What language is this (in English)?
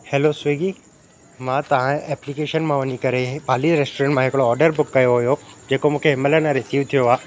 Sindhi